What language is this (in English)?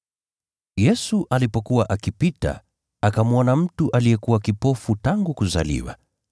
Swahili